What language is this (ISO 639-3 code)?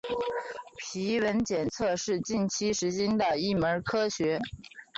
zho